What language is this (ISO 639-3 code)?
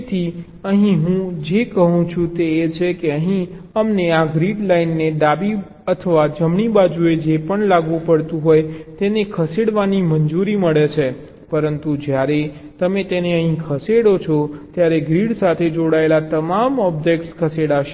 guj